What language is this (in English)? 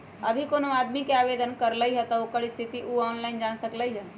Magahi